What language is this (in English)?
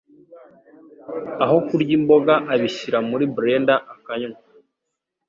Kinyarwanda